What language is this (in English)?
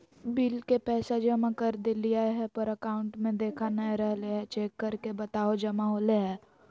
Magahi